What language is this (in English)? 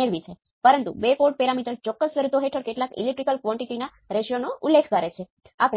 Gujarati